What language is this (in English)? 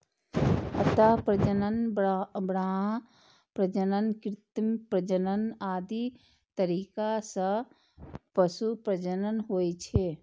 Maithili